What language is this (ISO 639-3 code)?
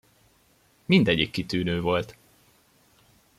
hun